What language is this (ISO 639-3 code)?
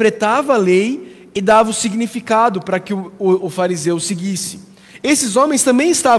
por